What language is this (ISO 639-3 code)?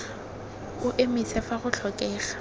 tsn